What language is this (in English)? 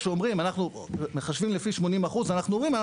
Hebrew